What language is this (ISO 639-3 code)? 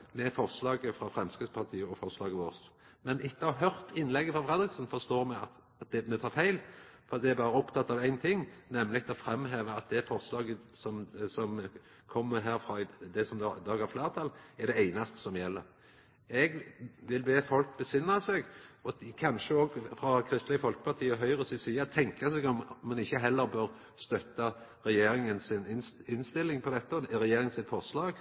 nno